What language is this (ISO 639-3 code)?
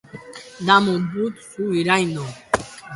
eus